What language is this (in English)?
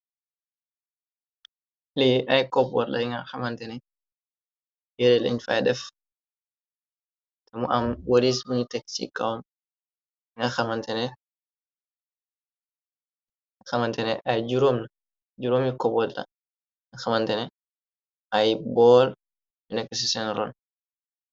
Wolof